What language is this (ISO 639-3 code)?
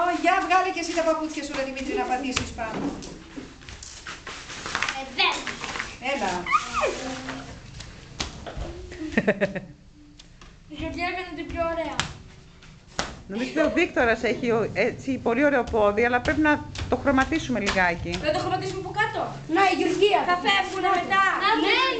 ell